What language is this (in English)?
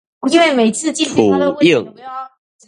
Min Nan Chinese